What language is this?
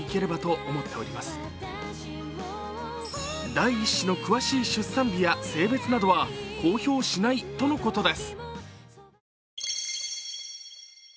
Japanese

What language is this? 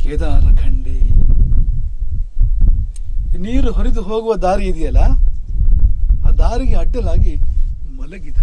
Kannada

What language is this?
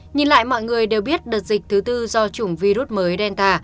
Vietnamese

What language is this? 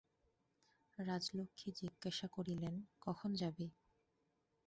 Bangla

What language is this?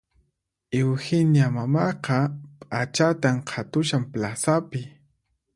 Puno Quechua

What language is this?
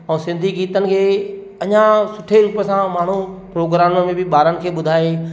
Sindhi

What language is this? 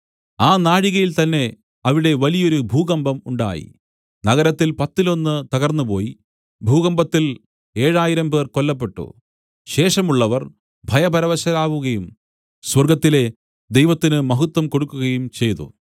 Malayalam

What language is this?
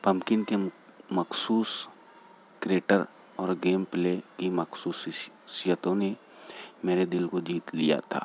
Urdu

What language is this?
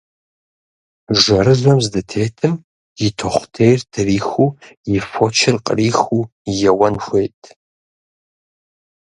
Kabardian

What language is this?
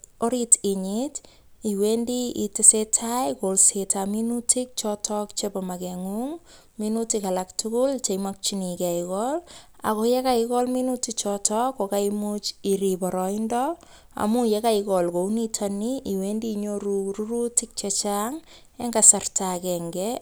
Kalenjin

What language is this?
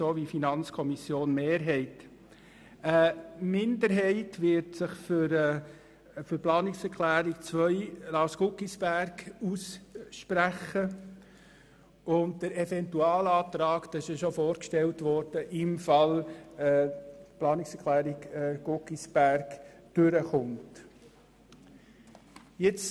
Swiss German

